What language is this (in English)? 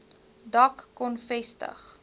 Afrikaans